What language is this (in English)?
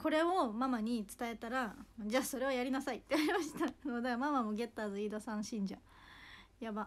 Japanese